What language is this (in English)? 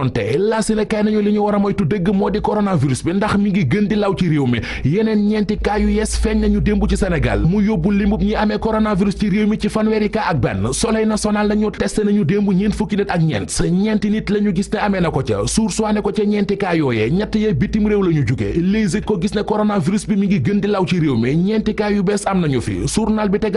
French